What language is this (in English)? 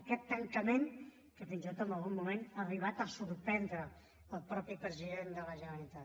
Catalan